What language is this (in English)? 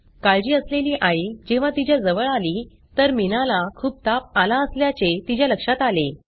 Marathi